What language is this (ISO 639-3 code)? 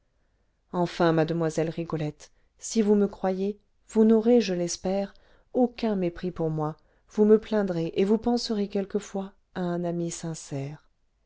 fra